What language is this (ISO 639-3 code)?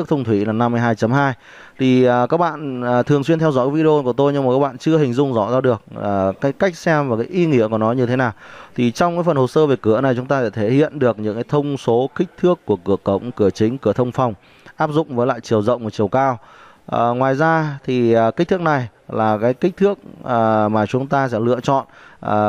vie